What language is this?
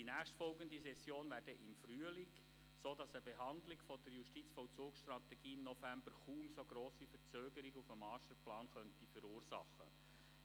Swiss German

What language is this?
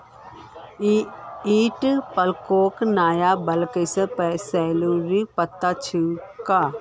Magahi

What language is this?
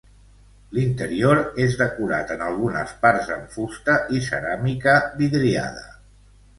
Catalan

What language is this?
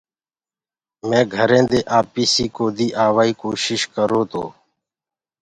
Gurgula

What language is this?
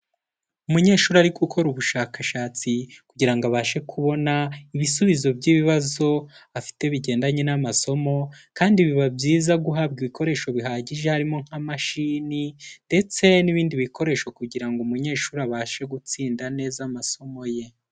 Kinyarwanda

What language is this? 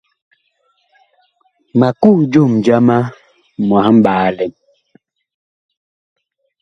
Bakoko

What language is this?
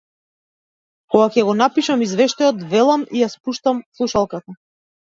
Macedonian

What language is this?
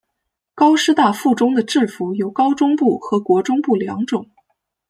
Chinese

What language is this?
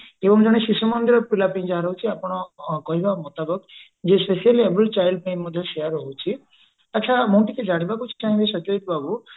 Odia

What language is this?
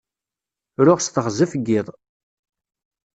Kabyle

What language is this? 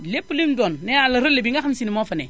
Wolof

